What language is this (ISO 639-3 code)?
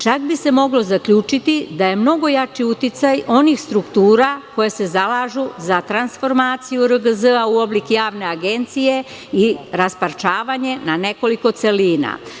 srp